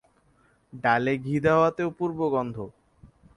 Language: Bangla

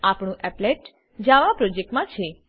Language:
Gujarati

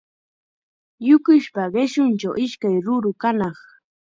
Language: Chiquián Ancash Quechua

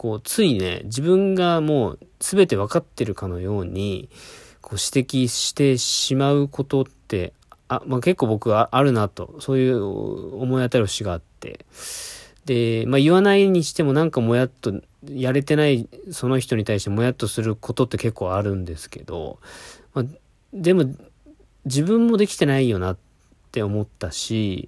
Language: Japanese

